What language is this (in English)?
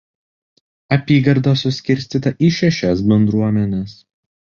Lithuanian